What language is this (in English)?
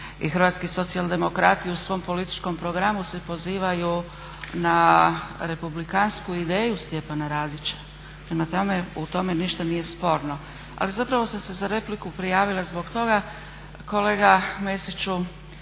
Croatian